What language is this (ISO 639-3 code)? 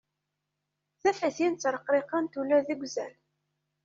kab